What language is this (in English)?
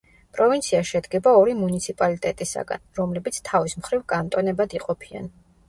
Georgian